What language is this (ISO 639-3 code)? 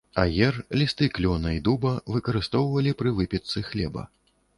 bel